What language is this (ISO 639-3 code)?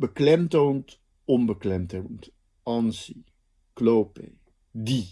nld